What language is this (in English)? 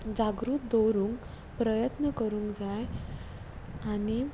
Konkani